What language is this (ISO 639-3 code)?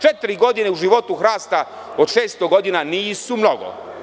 srp